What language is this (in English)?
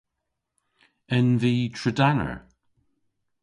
Cornish